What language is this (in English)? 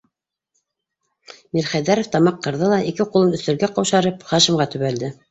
Bashkir